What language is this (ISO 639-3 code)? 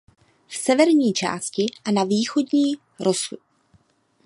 ces